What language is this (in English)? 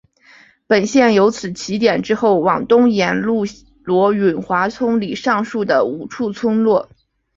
Chinese